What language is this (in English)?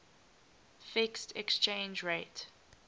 English